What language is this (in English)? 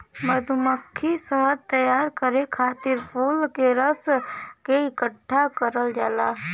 Bhojpuri